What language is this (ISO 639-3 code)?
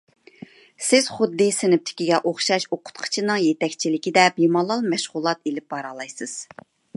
uig